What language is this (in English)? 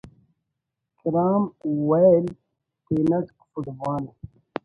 Brahui